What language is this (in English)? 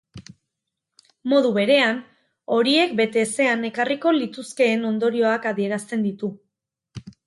Basque